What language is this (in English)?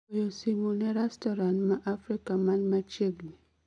Luo (Kenya and Tanzania)